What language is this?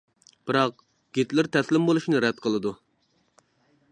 Uyghur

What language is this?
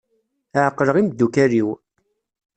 Kabyle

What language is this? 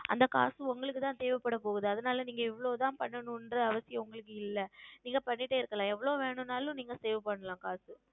Tamil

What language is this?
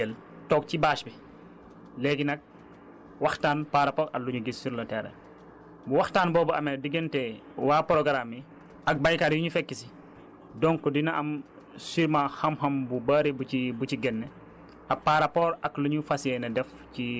Wolof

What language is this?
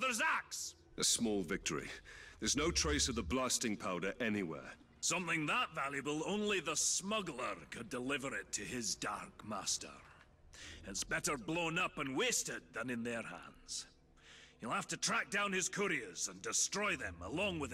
Polish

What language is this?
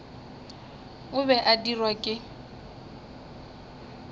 Northern Sotho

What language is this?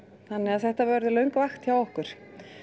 Icelandic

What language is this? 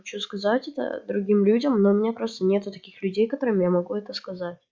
Russian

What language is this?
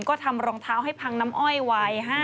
Thai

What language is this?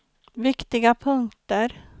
Swedish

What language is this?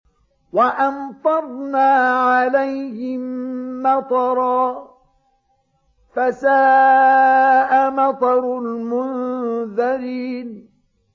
Arabic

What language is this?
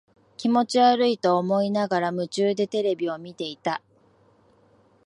Japanese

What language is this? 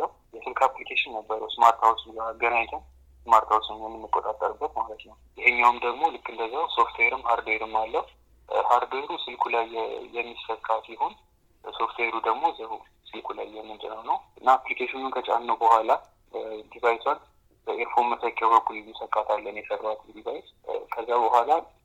Amharic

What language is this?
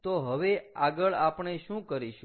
Gujarati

